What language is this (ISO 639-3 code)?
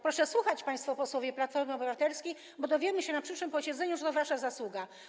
pol